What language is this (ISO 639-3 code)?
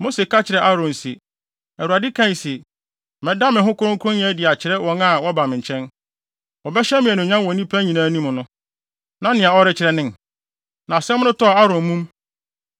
aka